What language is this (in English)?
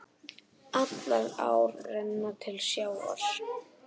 Icelandic